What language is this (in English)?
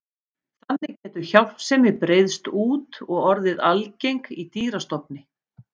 Icelandic